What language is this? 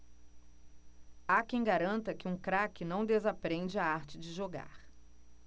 Portuguese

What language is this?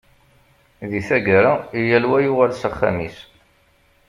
Kabyle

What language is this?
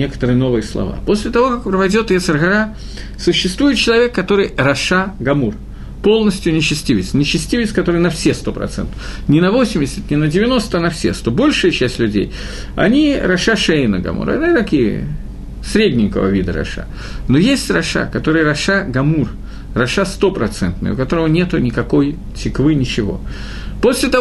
Russian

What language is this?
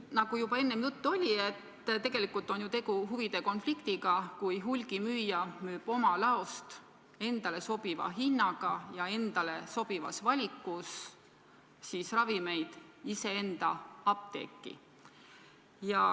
Estonian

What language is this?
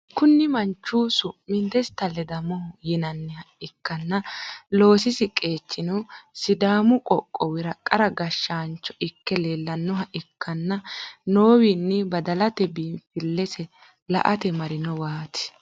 Sidamo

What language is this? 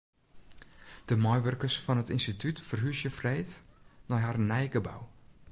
Western Frisian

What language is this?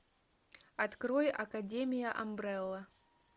Russian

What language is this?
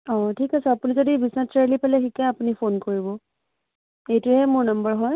Assamese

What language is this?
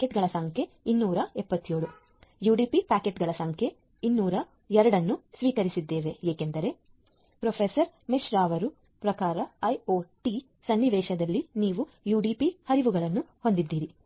Kannada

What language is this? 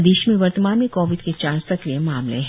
Hindi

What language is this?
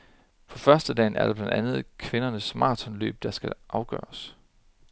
Danish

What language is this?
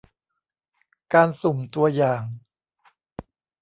Thai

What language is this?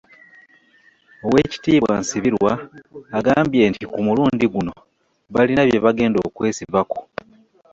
Ganda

